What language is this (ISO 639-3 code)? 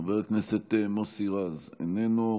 heb